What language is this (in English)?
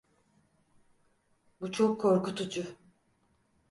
Turkish